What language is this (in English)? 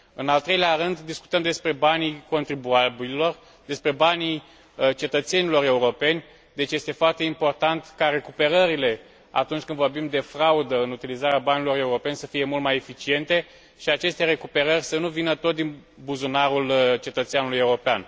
Romanian